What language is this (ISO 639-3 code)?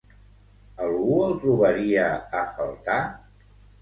cat